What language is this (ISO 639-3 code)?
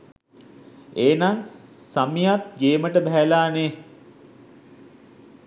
sin